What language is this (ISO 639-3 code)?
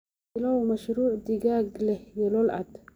som